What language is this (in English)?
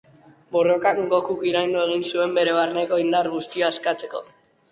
Basque